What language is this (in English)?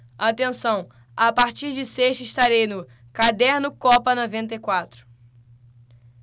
Portuguese